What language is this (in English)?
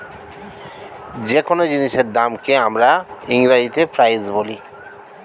Bangla